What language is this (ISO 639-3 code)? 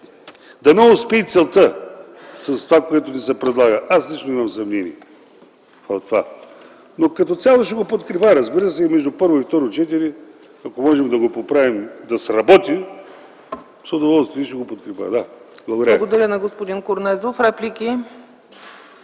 bul